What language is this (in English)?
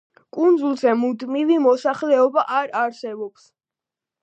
Georgian